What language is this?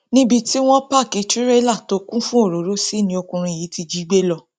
Yoruba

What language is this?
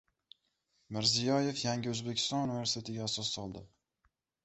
Uzbek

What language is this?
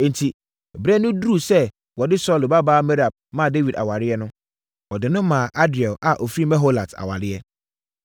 Akan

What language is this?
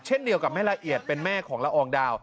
Thai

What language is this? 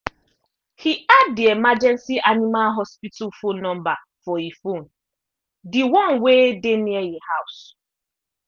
Nigerian Pidgin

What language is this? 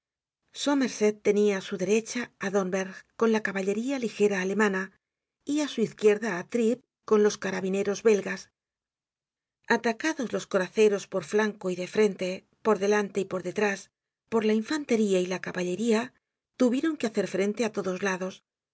Spanish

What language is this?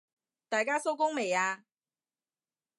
Cantonese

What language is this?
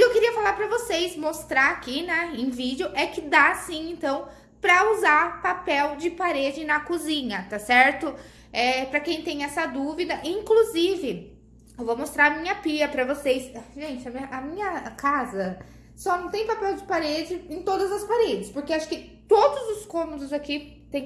Portuguese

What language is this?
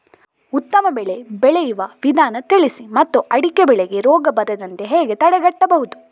Kannada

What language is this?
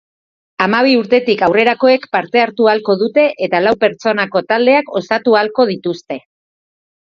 Basque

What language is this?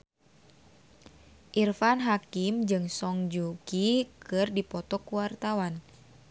Sundanese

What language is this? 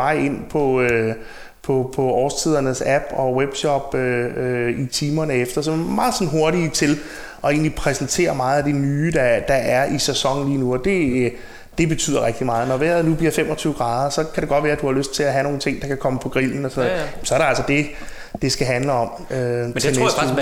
Danish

